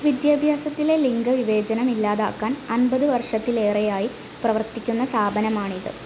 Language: Malayalam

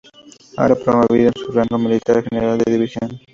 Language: Spanish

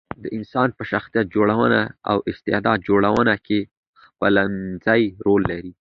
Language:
Pashto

